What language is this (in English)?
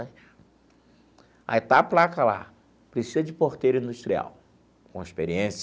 Portuguese